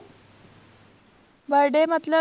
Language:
Punjabi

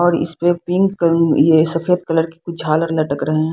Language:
Hindi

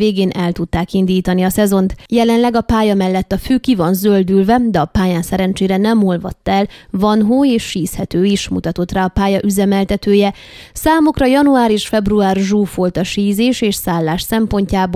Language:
Hungarian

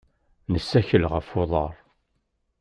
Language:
Kabyle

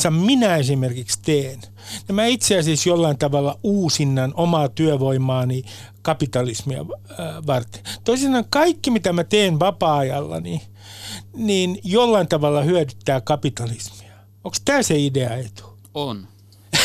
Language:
Finnish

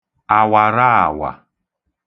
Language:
Igbo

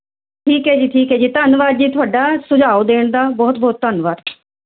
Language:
Punjabi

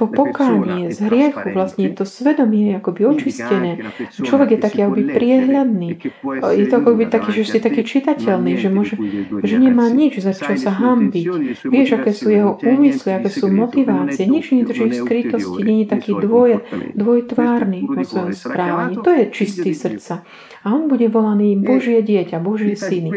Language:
Slovak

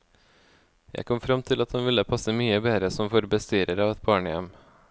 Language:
Norwegian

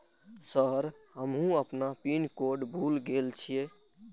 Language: Maithili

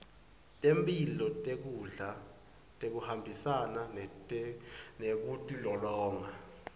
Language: Swati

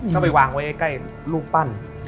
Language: Thai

